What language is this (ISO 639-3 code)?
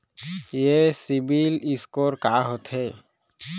hne